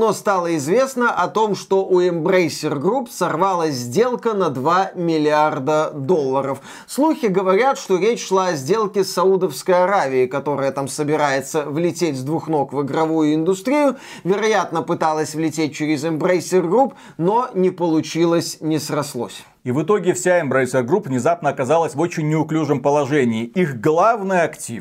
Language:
Russian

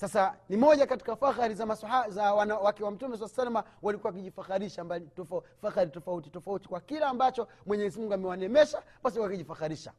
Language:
Swahili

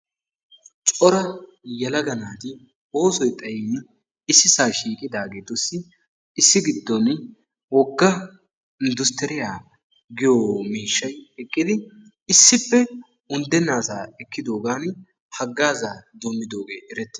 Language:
Wolaytta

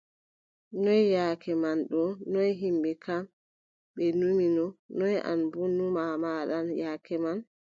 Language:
Adamawa Fulfulde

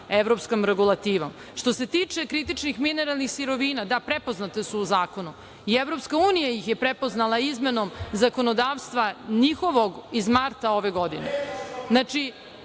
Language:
Serbian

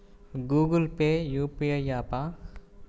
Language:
Telugu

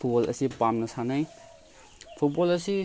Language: Manipuri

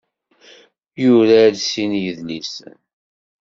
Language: Kabyle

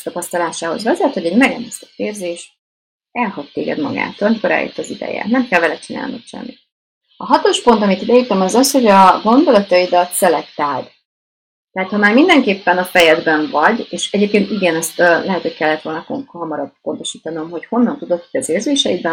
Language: Hungarian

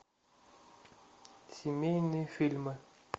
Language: Russian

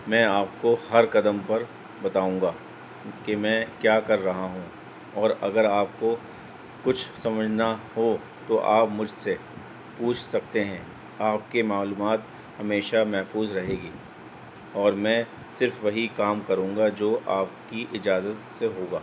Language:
Urdu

